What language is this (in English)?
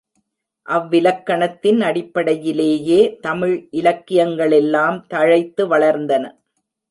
Tamil